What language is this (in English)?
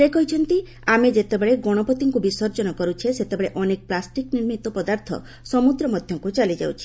Odia